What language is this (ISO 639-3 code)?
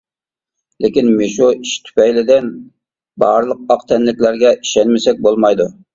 uig